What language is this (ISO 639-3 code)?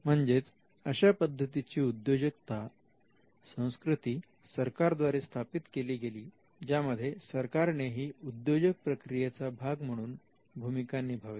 mar